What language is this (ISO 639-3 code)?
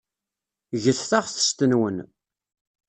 kab